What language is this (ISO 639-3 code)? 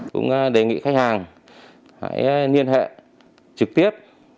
vie